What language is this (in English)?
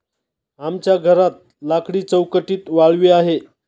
Marathi